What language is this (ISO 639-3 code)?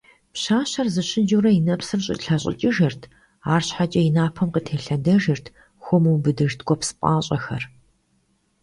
kbd